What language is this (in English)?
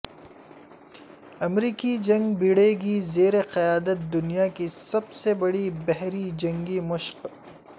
Urdu